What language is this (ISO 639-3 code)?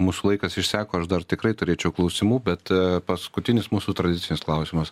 lit